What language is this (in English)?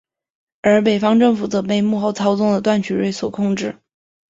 Chinese